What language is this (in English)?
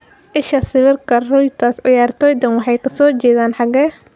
Somali